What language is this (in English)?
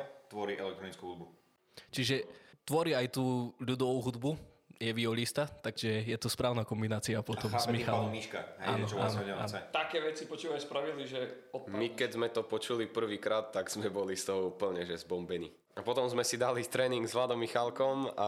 Slovak